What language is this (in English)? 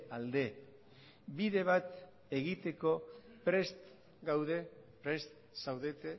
Basque